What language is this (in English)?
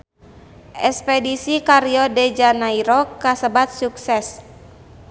Sundanese